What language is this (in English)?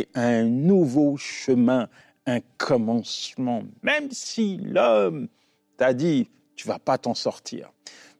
French